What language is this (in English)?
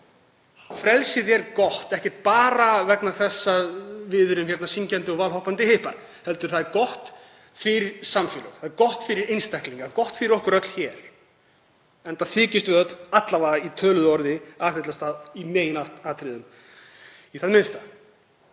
Icelandic